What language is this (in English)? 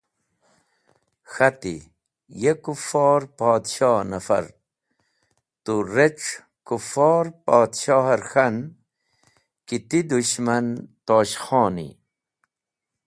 Wakhi